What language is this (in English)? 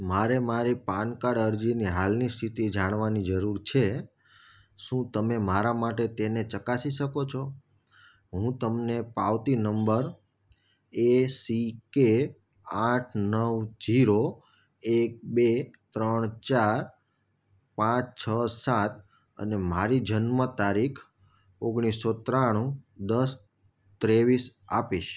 Gujarati